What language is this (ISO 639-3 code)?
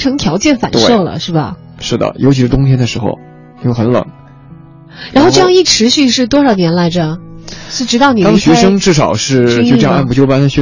zho